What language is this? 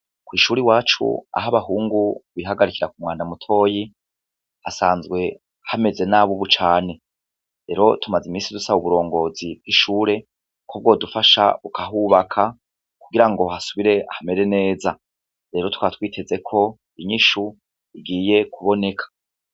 Rundi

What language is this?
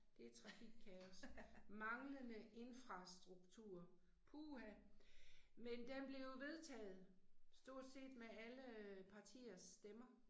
Danish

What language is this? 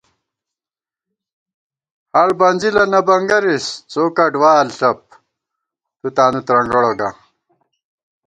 Gawar-Bati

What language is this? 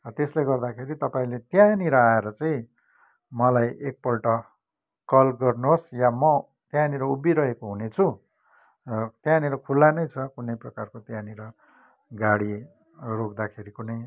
Nepali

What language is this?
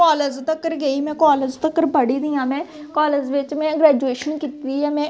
Dogri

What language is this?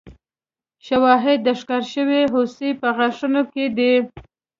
Pashto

